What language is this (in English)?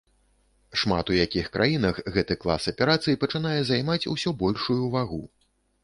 Belarusian